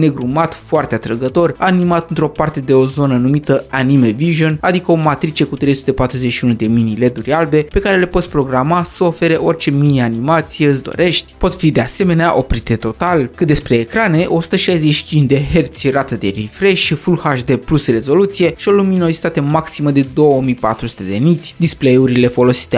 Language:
Romanian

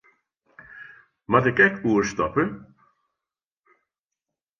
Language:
Western Frisian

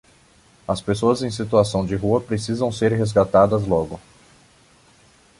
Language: Portuguese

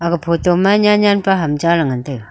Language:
Wancho Naga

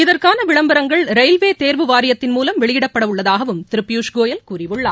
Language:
Tamil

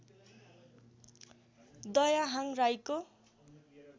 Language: Nepali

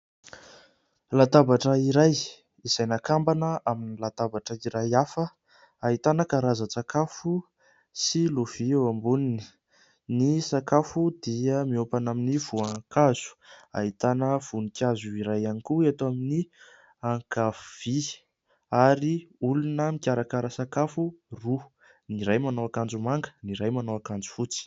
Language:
Malagasy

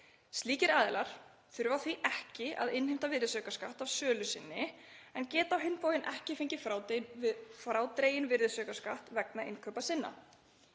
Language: Icelandic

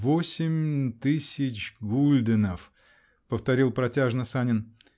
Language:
Russian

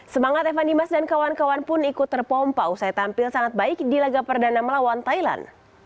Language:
Indonesian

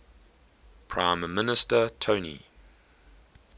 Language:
English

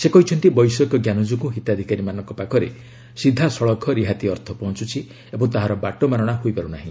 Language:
Odia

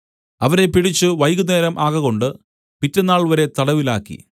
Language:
Malayalam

